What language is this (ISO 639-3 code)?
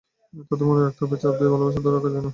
ben